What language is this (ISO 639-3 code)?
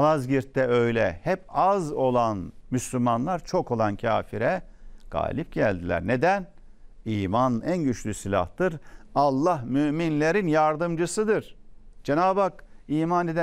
tur